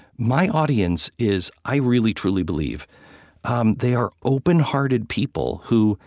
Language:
English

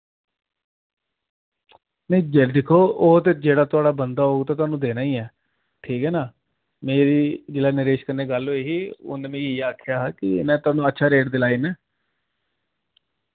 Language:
Dogri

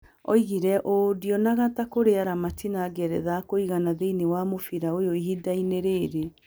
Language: Kikuyu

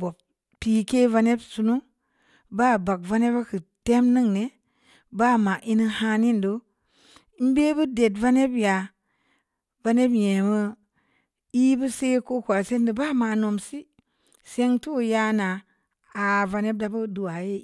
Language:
Samba Leko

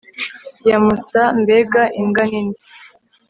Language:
Kinyarwanda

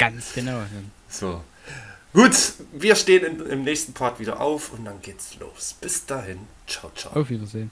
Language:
German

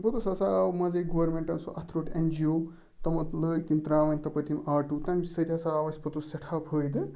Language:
Kashmiri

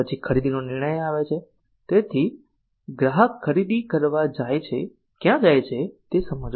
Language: Gujarati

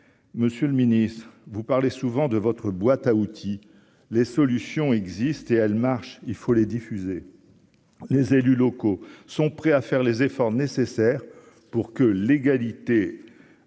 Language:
French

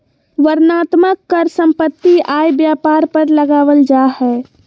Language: Magahi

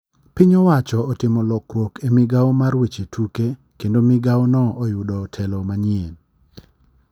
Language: Luo (Kenya and Tanzania)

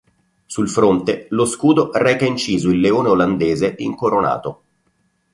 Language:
Italian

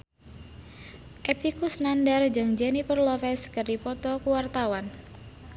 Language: Sundanese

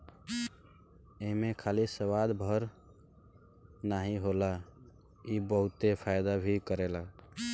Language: Bhojpuri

